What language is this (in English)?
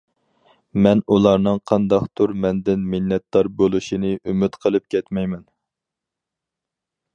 Uyghur